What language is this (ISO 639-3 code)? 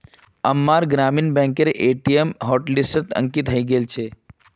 mag